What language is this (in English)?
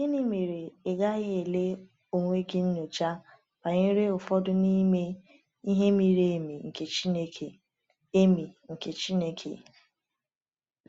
Igbo